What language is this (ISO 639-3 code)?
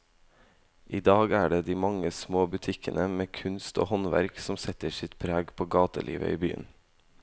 nor